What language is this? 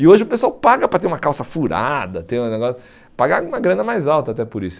Portuguese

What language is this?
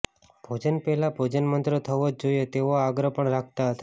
Gujarati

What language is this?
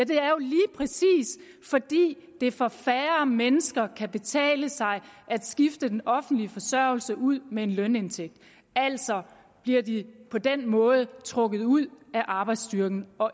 Danish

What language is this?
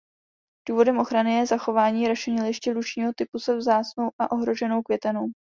Czech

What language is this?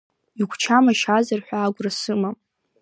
Abkhazian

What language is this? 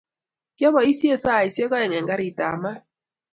Kalenjin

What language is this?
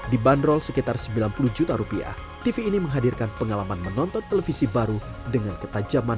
Indonesian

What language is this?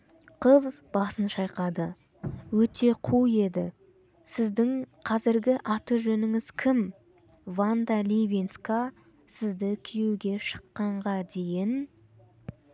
Kazakh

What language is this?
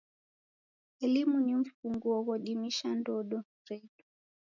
Taita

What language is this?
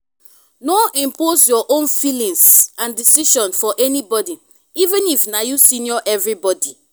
Nigerian Pidgin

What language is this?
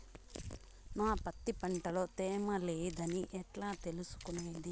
Telugu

